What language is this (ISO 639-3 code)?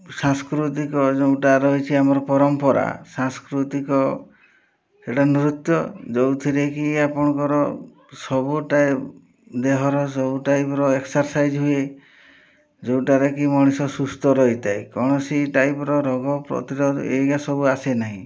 ori